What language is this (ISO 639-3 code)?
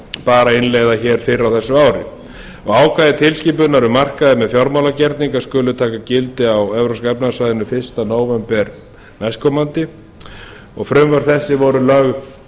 isl